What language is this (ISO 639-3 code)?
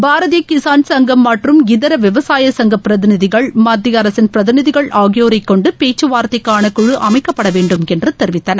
tam